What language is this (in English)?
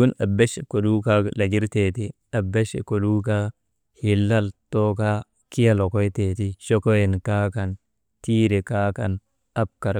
Maba